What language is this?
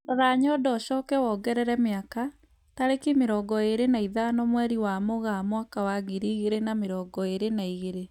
Kikuyu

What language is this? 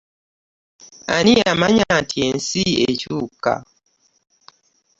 Ganda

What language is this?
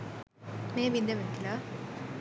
Sinhala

